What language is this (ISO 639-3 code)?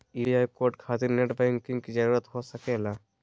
mag